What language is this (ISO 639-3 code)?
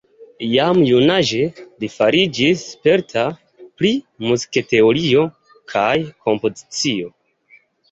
epo